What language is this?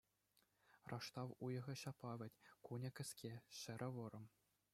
Chuvash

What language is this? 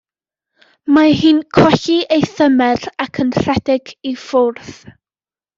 Welsh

